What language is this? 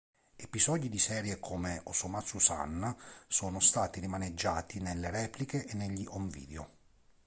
Italian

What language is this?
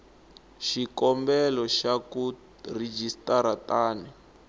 Tsonga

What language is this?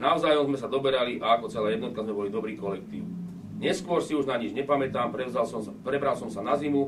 Slovak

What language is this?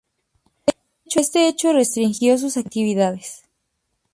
Spanish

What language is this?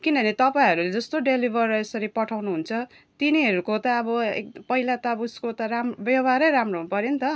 Nepali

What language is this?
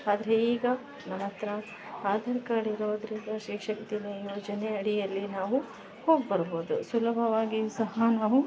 Kannada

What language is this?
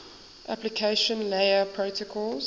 English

